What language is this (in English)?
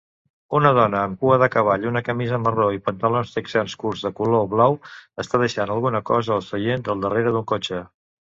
Catalan